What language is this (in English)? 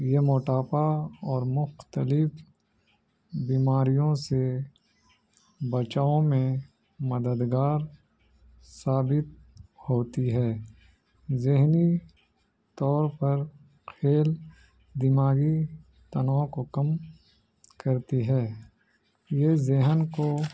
Urdu